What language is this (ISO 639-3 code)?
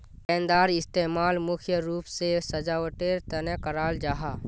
mag